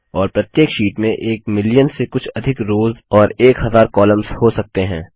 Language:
Hindi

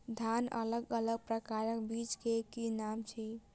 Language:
Maithili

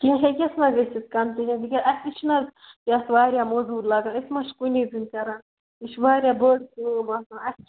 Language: Kashmiri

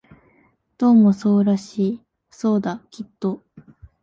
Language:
Japanese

